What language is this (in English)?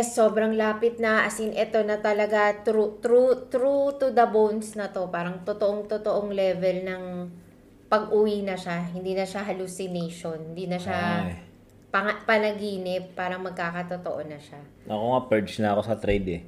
Filipino